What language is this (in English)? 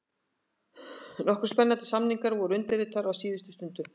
Icelandic